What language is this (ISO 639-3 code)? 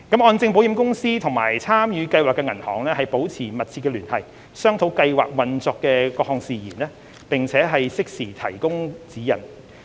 yue